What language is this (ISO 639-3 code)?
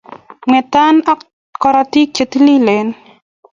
kln